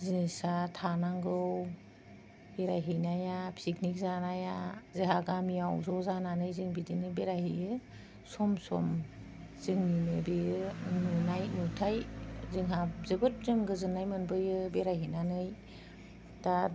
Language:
Bodo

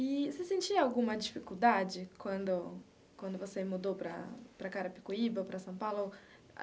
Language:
Portuguese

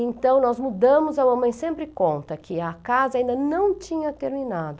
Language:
Portuguese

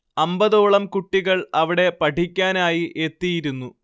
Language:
Malayalam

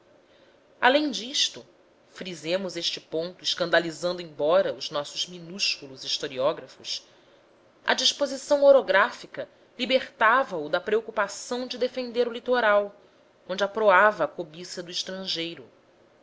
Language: Portuguese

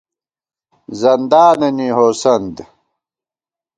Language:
Gawar-Bati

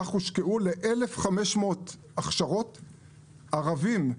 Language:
Hebrew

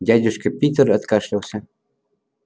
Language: Russian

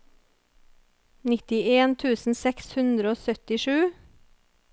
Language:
Norwegian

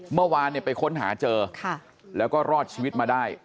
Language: Thai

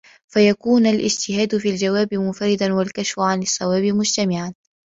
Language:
Arabic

